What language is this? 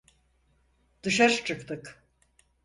Turkish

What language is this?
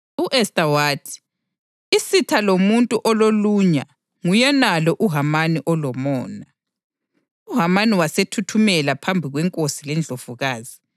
North Ndebele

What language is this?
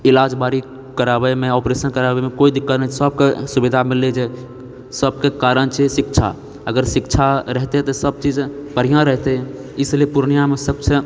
Maithili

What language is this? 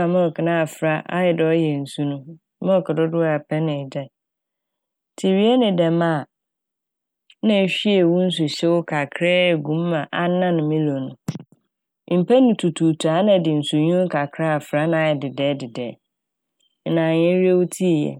Akan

